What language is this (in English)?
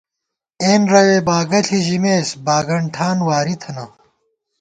Gawar-Bati